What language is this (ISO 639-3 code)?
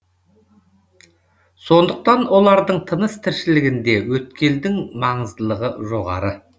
kaz